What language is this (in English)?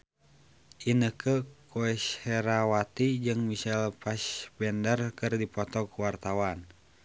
Sundanese